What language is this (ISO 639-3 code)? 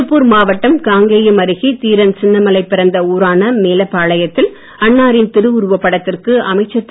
tam